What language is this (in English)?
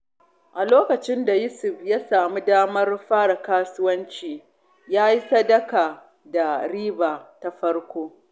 Hausa